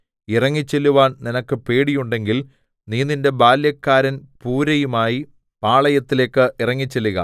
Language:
Malayalam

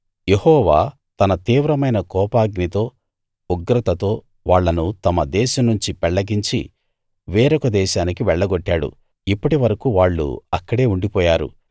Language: Telugu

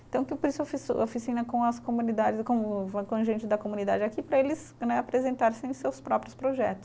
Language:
Portuguese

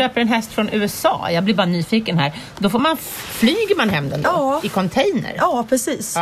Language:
Swedish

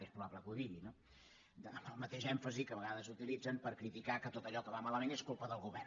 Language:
Catalan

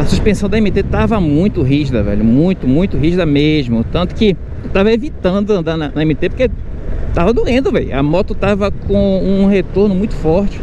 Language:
Portuguese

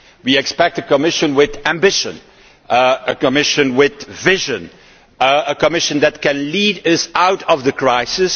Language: English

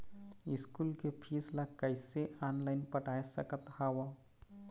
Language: Chhattisgarhi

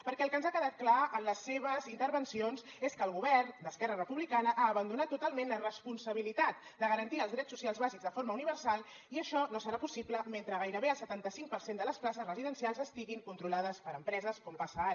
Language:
Catalan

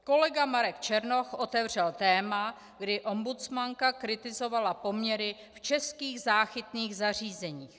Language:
Czech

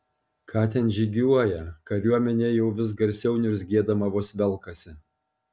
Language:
Lithuanian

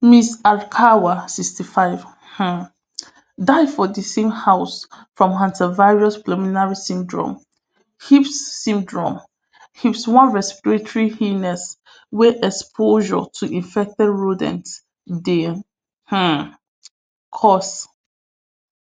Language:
Nigerian Pidgin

